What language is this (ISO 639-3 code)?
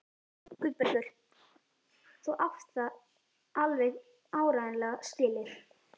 isl